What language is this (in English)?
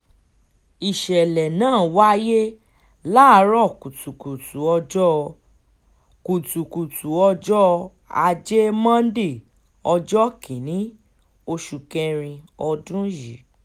Yoruba